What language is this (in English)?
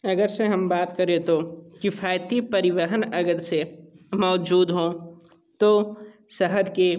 Hindi